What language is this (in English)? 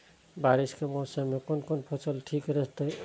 Maithili